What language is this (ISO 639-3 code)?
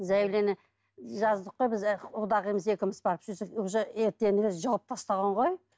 kaz